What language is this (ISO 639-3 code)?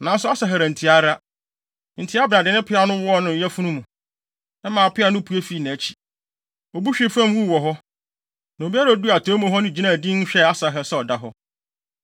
aka